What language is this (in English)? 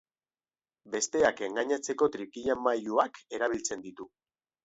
Basque